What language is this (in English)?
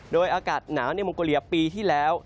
Thai